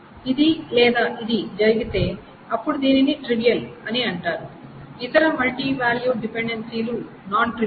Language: Telugu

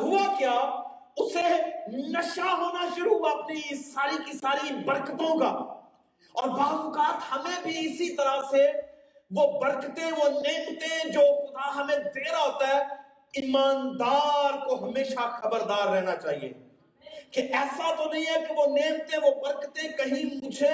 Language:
Urdu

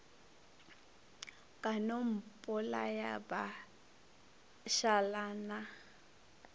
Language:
Northern Sotho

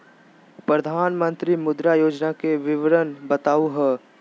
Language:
Magahi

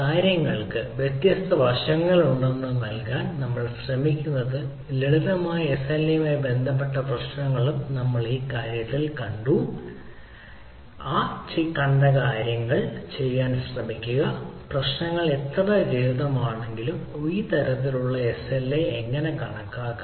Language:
Malayalam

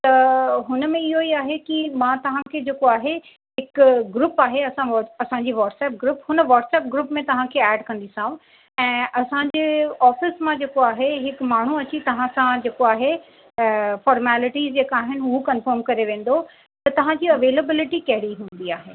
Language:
Sindhi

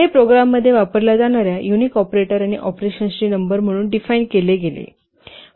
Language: Marathi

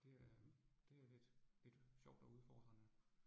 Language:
Danish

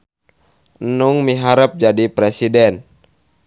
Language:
Sundanese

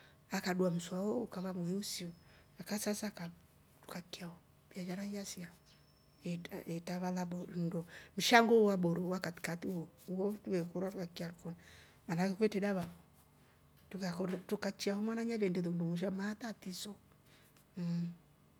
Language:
Rombo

